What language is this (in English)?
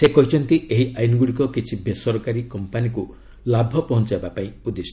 Odia